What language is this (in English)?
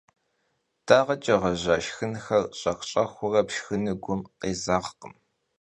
Kabardian